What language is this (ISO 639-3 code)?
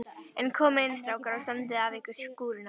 isl